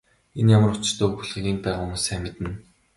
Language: Mongolian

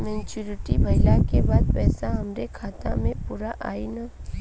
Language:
Bhojpuri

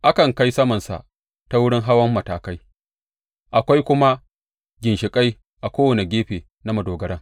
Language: Hausa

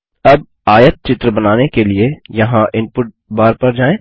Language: Hindi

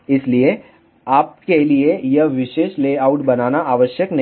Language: Hindi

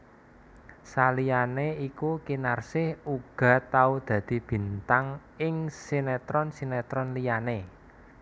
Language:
Javanese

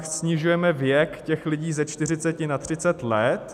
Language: Czech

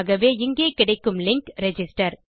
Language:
Tamil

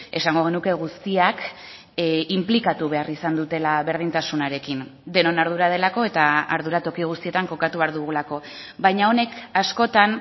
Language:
Basque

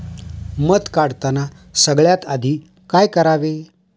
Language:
Marathi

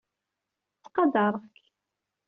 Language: Kabyle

